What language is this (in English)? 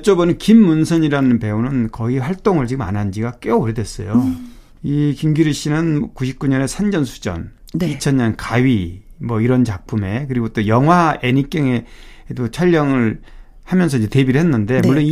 Korean